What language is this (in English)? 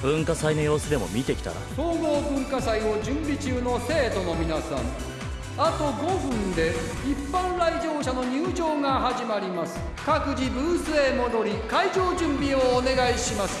Japanese